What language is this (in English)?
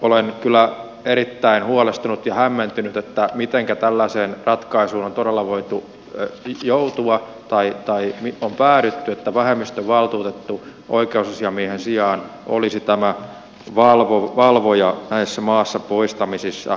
Finnish